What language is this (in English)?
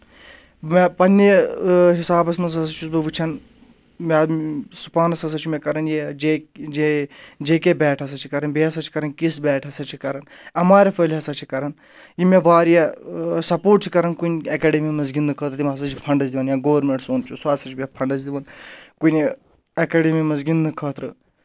Kashmiri